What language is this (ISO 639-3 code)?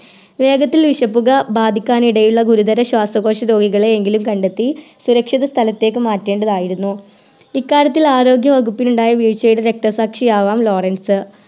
mal